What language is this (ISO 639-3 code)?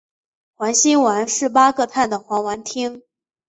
zho